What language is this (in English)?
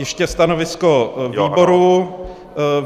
Czech